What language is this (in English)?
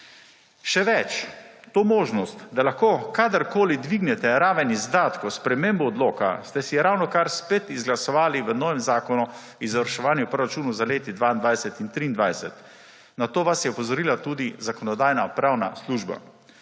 Slovenian